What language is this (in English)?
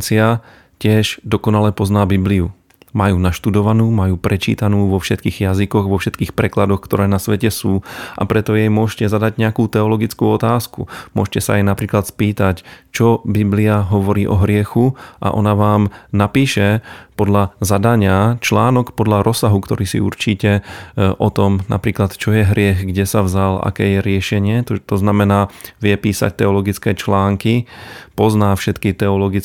Slovak